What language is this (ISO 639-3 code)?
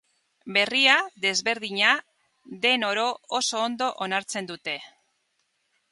eus